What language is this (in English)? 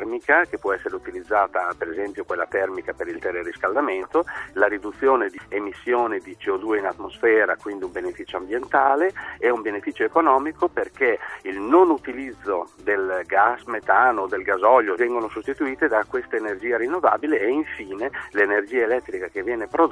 Italian